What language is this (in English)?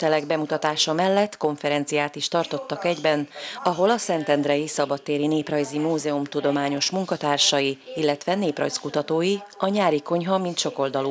Hungarian